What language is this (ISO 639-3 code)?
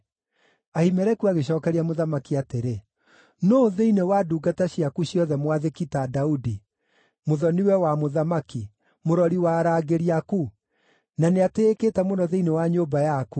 kik